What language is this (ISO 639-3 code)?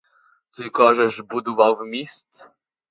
ukr